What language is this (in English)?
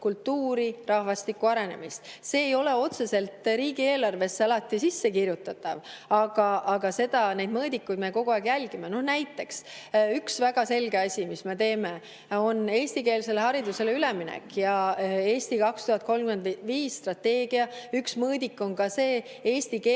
Estonian